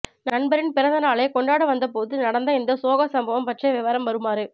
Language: Tamil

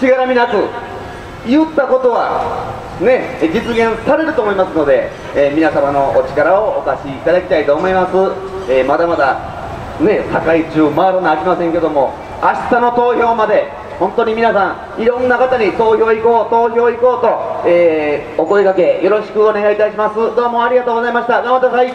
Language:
Japanese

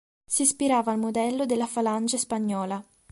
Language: Italian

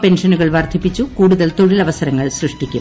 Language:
Malayalam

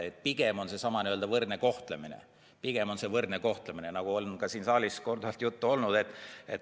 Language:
Estonian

